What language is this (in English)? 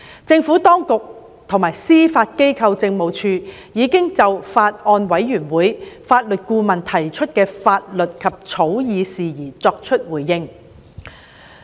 Cantonese